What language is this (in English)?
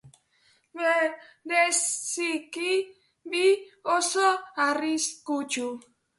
Basque